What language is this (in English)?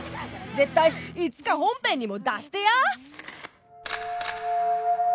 Japanese